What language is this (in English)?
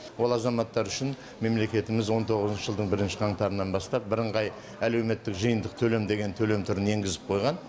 Kazakh